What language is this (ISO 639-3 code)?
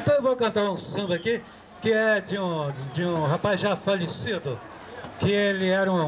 por